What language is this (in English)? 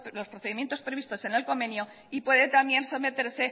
Spanish